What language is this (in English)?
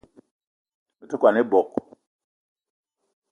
Eton (Cameroon)